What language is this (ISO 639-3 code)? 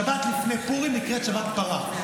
heb